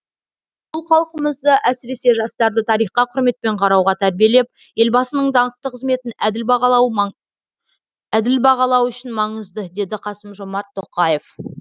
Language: Kazakh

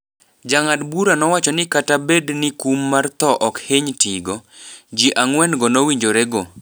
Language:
Luo (Kenya and Tanzania)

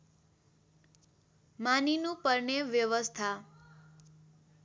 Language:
Nepali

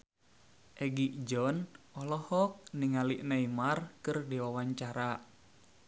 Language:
Sundanese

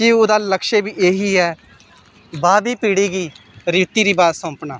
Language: Dogri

